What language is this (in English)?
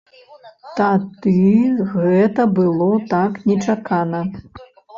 Belarusian